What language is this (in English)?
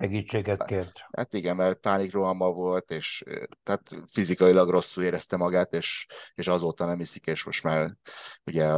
Hungarian